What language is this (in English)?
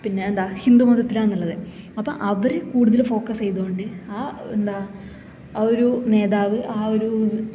Malayalam